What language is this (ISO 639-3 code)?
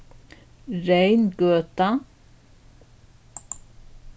fao